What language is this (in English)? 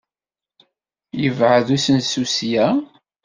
Kabyle